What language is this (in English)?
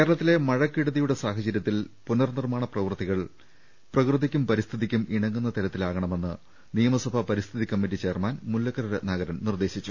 Malayalam